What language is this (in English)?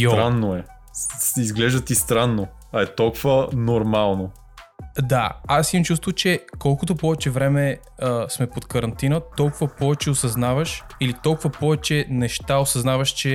Bulgarian